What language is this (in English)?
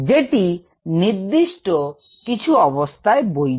Bangla